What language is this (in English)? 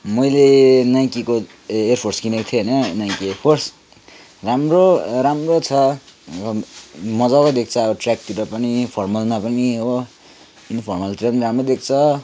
Nepali